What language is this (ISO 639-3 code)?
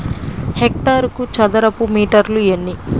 tel